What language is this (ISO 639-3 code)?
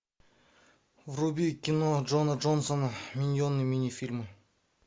rus